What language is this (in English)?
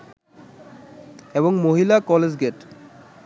Bangla